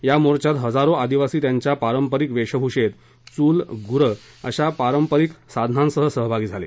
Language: Marathi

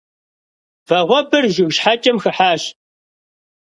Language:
Kabardian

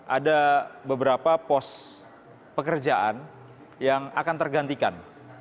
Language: Indonesian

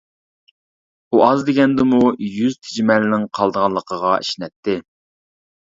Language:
Uyghur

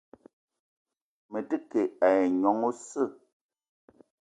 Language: Eton (Cameroon)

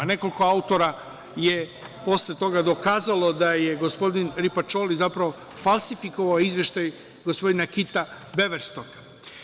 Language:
Serbian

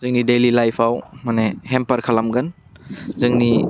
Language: Bodo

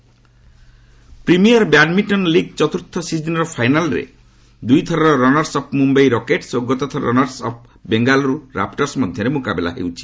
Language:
Odia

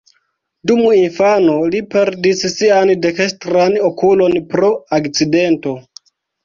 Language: Esperanto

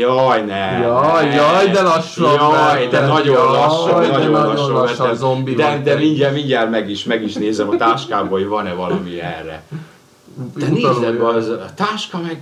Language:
Hungarian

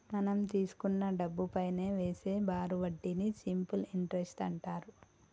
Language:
Telugu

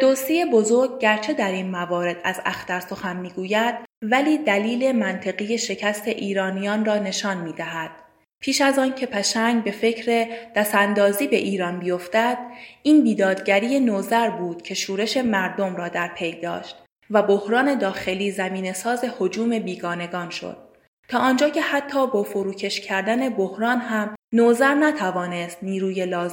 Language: Persian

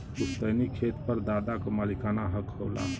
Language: Bhojpuri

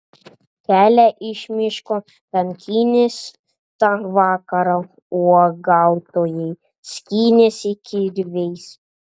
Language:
Lithuanian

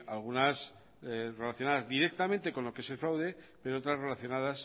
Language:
Spanish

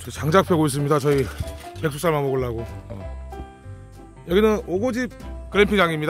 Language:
Korean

